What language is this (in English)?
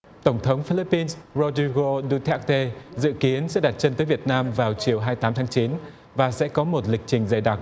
Vietnamese